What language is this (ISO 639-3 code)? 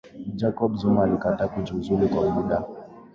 swa